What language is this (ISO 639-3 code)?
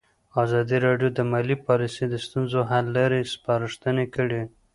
pus